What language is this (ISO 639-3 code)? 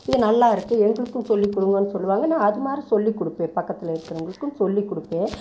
tam